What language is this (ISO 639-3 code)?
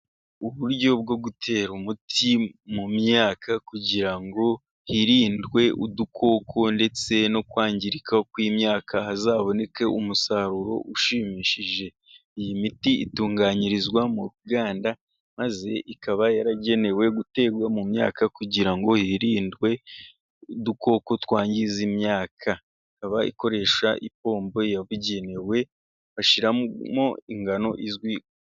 kin